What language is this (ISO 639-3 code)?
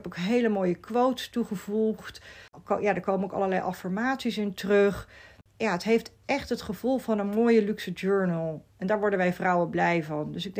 nld